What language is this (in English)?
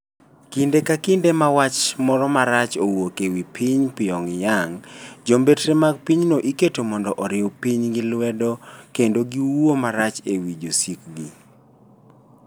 Luo (Kenya and Tanzania)